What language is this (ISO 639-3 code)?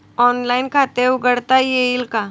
mar